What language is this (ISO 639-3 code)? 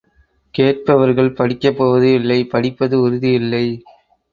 tam